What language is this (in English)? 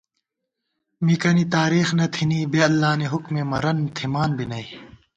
Gawar-Bati